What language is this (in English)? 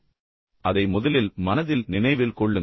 Tamil